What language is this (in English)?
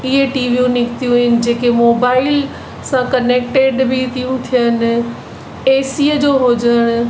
Sindhi